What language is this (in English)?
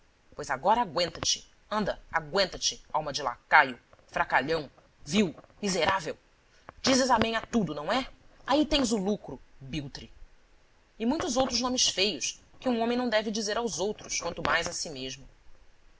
Portuguese